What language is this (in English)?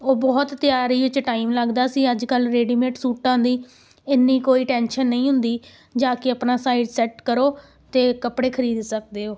Punjabi